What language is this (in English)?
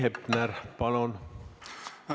Estonian